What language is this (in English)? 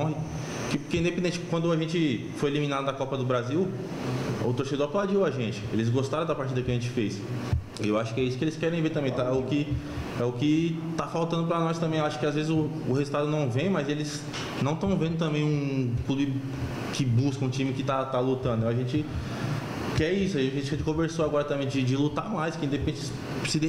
Portuguese